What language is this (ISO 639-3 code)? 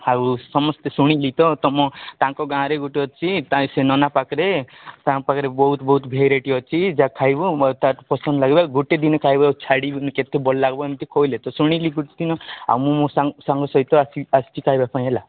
ori